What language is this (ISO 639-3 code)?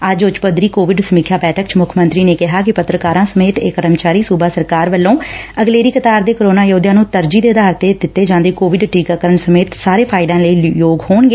pan